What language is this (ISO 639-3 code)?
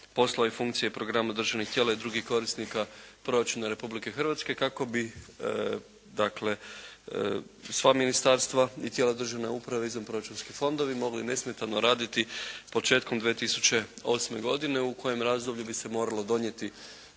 hrv